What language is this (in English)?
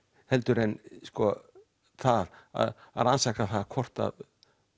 Icelandic